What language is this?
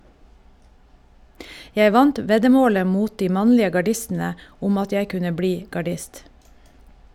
Norwegian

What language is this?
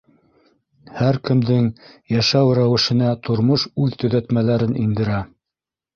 Bashkir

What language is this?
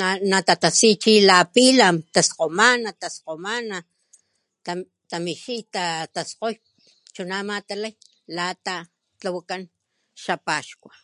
Papantla Totonac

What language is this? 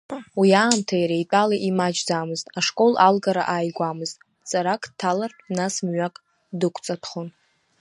Abkhazian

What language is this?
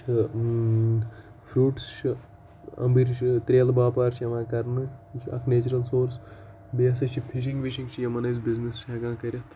Kashmiri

